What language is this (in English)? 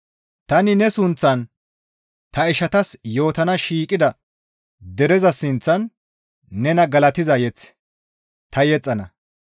Gamo